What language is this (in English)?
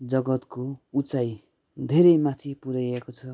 Nepali